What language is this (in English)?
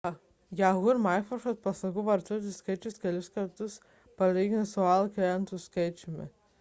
Lithuanian